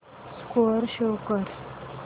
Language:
Marathi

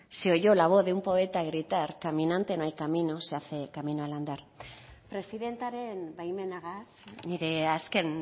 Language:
Spanish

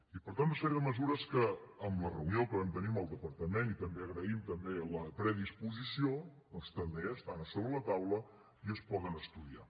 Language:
Catalan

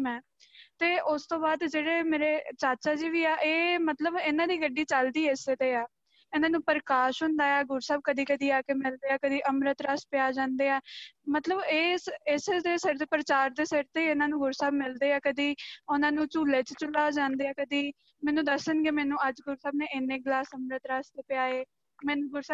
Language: Punjabi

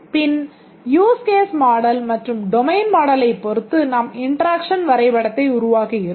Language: Tamil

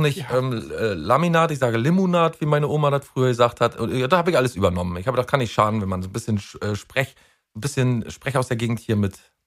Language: German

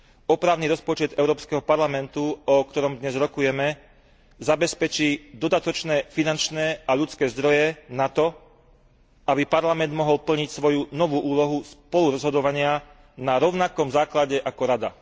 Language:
Slovak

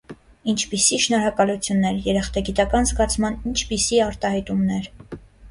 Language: Armenian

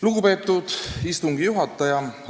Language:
Estonian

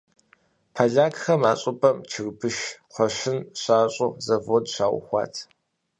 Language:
Kabardian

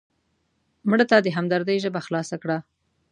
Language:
Pashto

